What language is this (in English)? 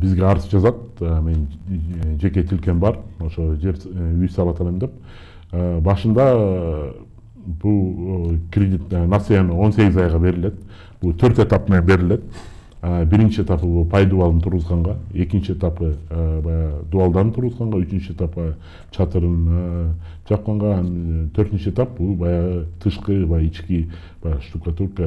Turkish